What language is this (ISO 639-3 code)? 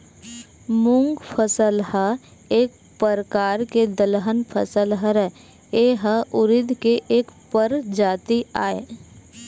hne